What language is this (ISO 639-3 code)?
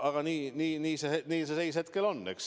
est